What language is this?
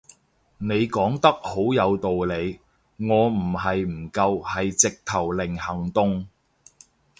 Cantonese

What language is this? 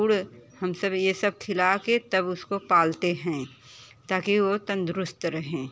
Hindi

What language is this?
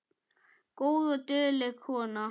Icelandic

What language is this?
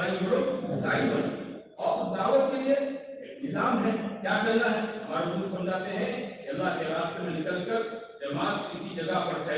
Romanian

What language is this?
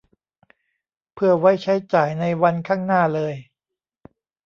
Thai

